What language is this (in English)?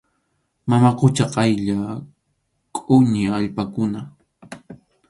Arequipa-La Unión Quechua